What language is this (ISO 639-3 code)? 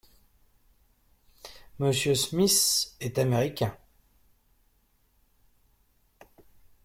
fra